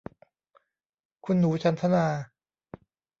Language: Thai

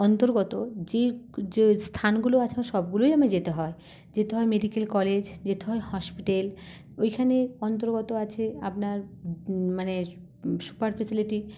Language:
Bangla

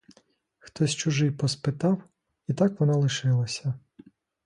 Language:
Ukrainian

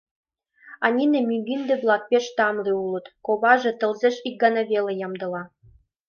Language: Mari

